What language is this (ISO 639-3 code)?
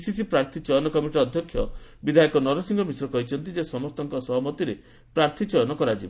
ori